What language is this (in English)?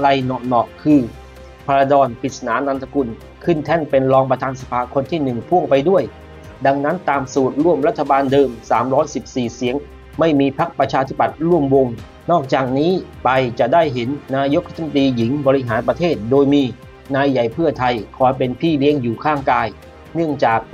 Thai